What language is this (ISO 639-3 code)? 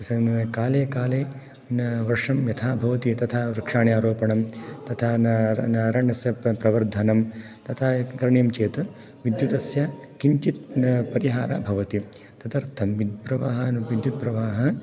san